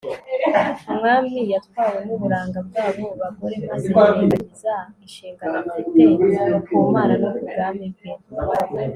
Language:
Kinyarwanda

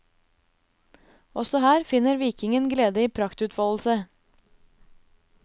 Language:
Norwegian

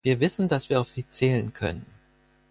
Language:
German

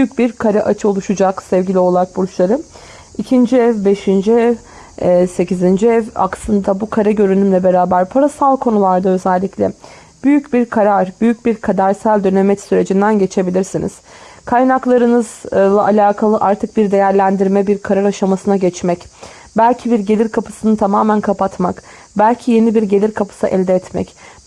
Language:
Turkish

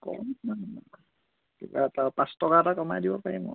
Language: Assamese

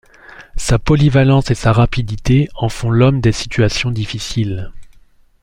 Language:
French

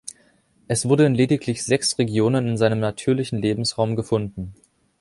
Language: German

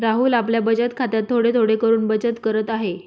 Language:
Marathi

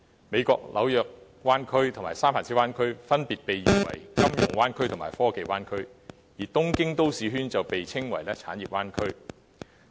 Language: Cantonese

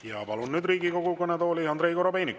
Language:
Estonian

